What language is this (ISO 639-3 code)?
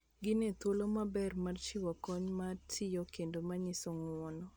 luo